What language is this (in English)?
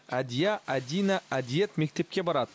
Kazakh